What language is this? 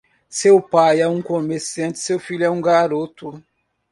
Portuguese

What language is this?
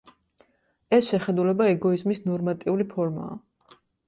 Georgian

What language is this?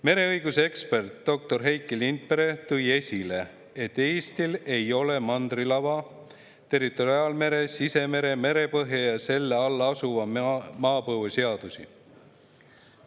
Estonian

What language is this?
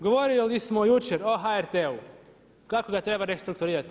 Croatian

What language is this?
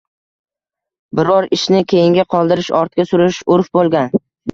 Uzbek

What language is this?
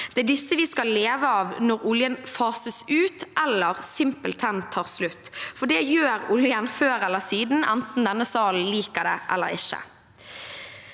Norwegian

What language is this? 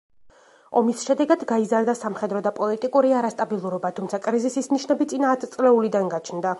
Georgian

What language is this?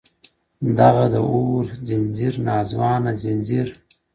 Pashto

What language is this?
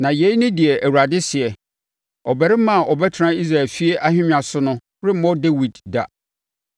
Akan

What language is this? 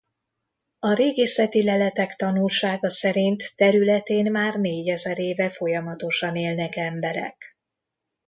Hungarian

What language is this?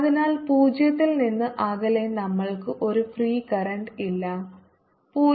Malayalam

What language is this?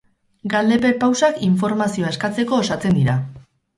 Basque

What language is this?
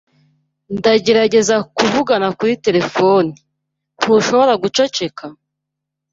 Kinyarwanda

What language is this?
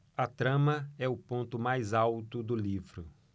Portuguese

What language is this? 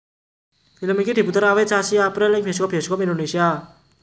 Javanese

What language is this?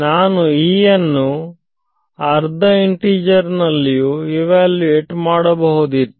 Kannada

